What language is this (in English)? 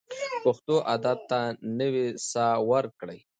Pashto